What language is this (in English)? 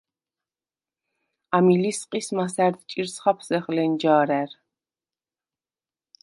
Svan